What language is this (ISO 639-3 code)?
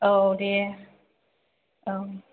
brx